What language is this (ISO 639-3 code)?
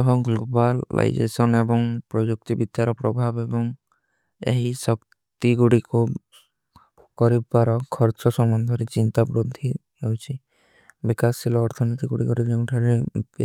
uki